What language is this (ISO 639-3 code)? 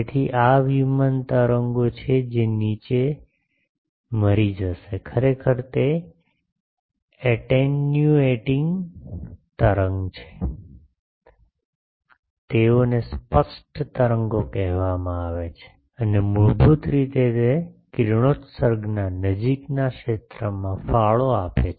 guj